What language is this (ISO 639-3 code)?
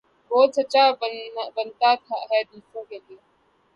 urd